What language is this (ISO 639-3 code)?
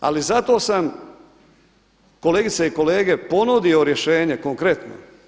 hrv